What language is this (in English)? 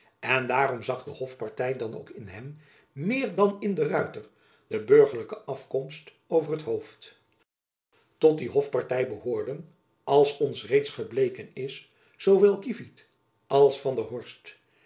Dutch